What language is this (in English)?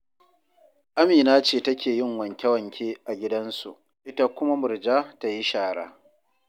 Hausa